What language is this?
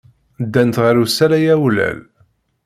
Kabyle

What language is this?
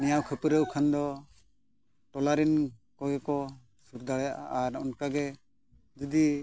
Santali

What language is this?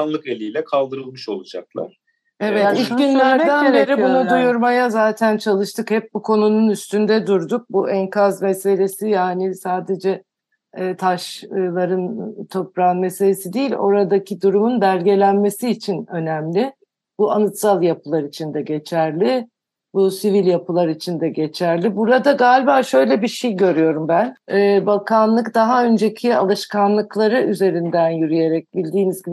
Turkish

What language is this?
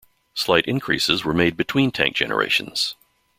English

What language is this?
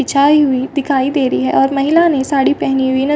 Hindi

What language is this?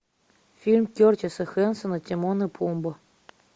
Russian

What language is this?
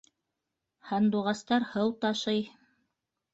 Bashkir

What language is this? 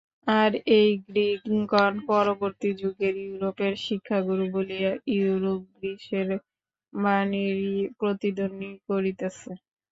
Bangla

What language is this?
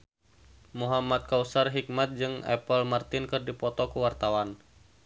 Sundanese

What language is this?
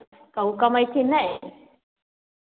Maithili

